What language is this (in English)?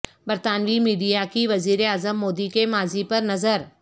Urdu